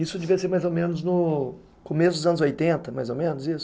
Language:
Portuguese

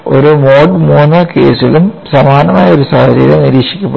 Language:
Malayalam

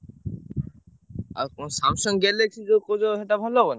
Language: Odia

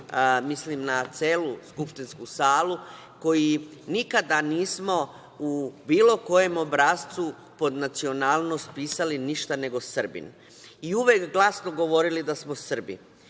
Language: Serbian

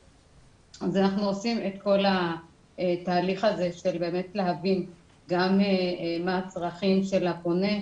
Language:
Hebrew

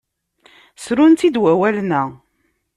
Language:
Kabyle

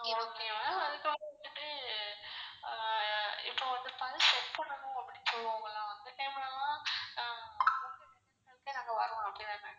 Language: Tamil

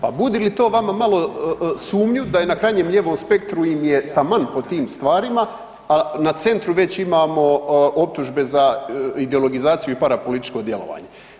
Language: Croatian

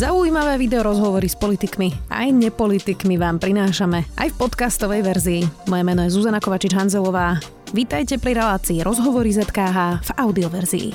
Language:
Slovak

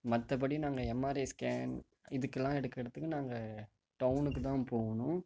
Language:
Tamil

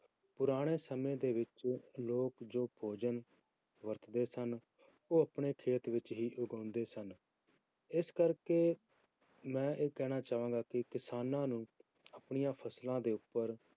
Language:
Punjabi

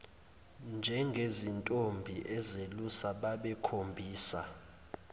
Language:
Zulu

